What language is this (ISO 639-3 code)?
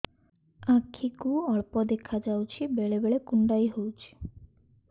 ori